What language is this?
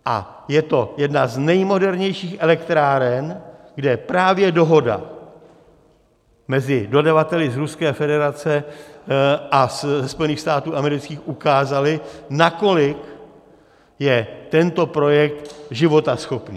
Czech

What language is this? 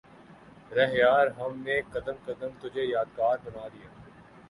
Urdu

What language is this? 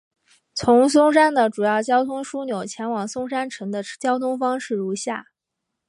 Chinese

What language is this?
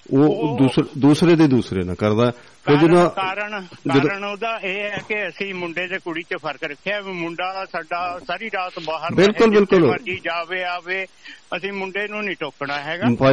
Punjabi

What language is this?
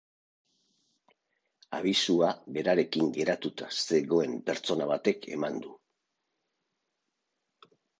Basque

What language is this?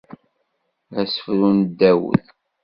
Kabyle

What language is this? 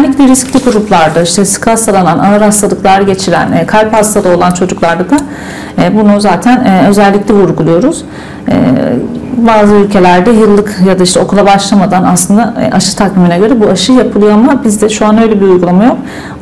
Turkish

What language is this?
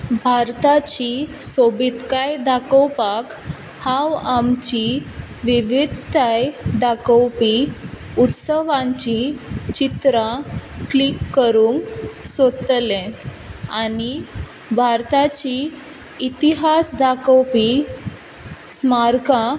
Konkani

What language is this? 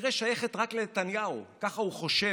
Hebrew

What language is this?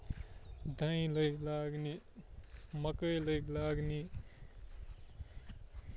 Kashmiri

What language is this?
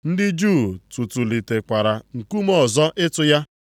Igbo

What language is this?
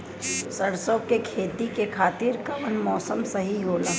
Bhojpuri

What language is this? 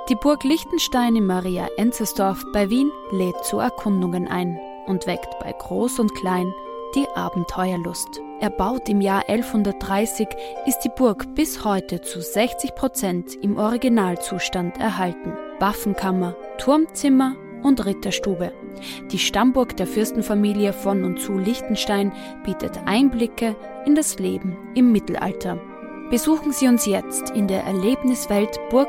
German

